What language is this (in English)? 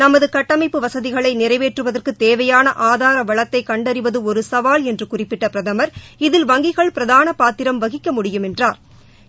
Tamil